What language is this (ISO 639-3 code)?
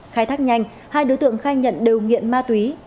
vie